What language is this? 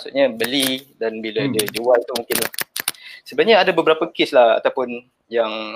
Malay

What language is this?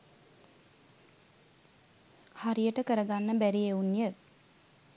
Sinhala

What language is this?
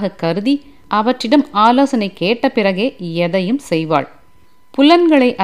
Tamil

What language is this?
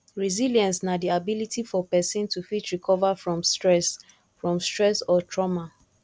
Nigerian Pidgin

